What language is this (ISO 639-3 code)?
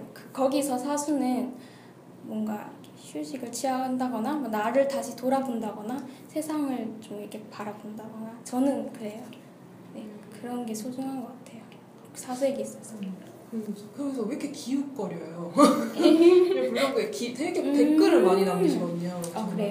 kor